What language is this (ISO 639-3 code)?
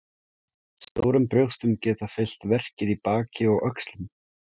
isl